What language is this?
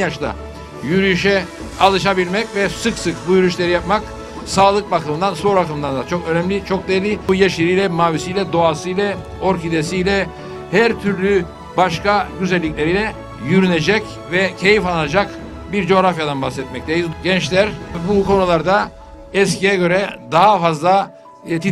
Turkish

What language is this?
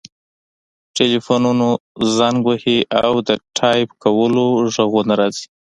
Pashto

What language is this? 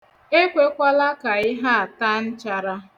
Igbo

